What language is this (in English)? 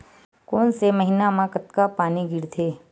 Chhattisgarhi